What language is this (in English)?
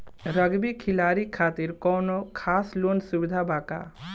Bhojpuri